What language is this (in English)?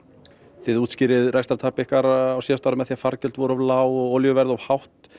Icelandic